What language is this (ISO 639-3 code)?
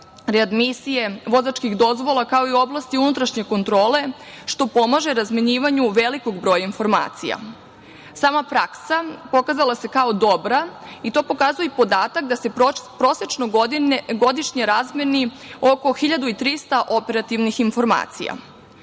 srp